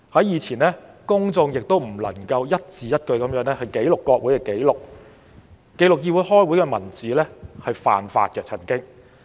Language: Cantonese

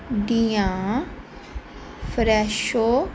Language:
Punjabi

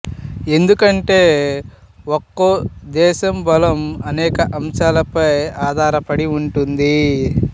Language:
Telugu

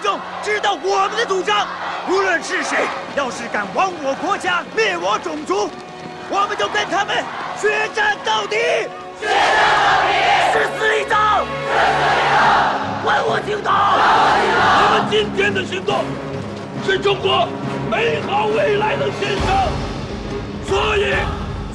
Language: Chinese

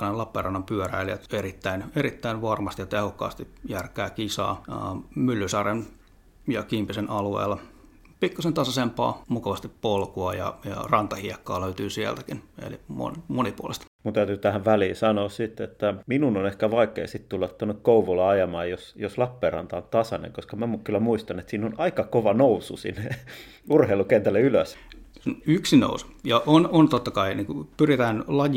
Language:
Finnish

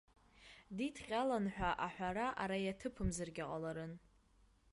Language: Abkhazian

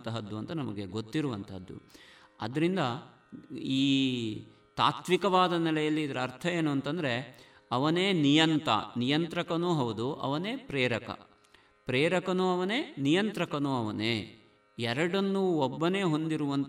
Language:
Kannada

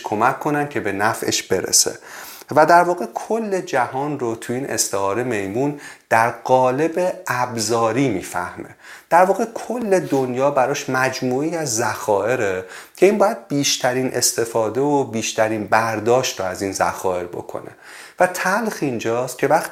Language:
Persian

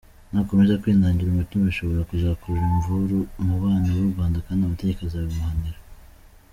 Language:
Kinyarwanda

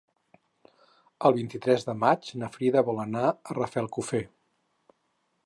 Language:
Catalan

